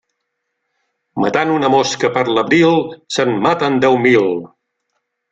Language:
Catalan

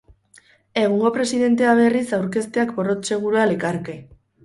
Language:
Basque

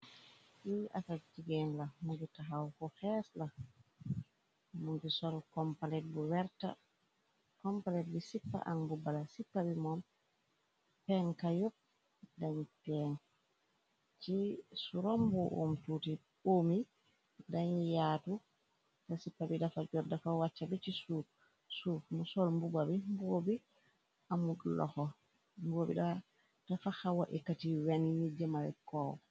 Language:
Wolof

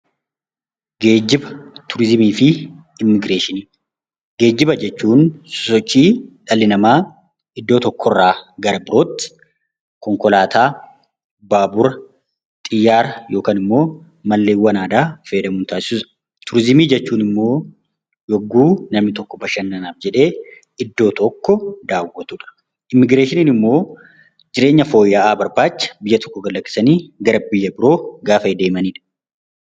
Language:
Oromo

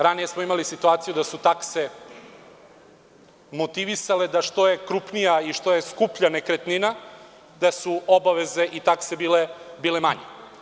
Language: Serbian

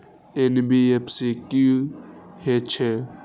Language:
Maithili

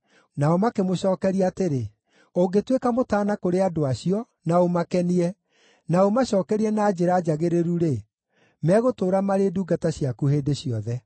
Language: Kikuyu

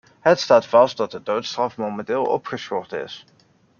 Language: Dutch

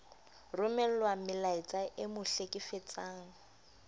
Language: Southern Sotho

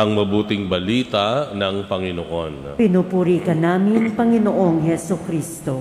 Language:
Filipino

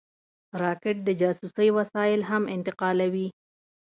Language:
Pashto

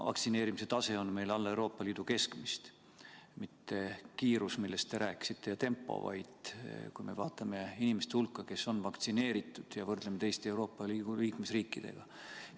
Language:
Estonian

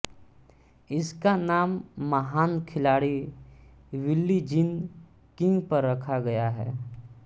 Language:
Hindi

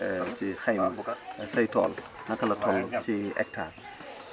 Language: Wolof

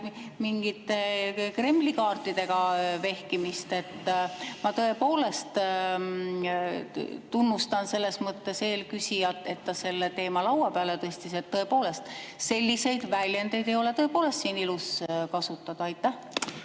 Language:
Estonian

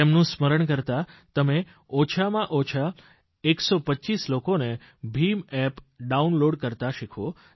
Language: Gujarati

